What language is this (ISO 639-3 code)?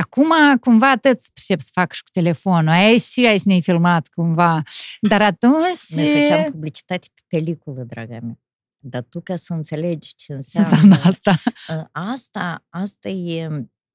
ron